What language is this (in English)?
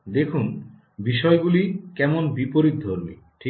Bangla